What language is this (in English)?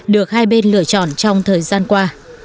Vietnamese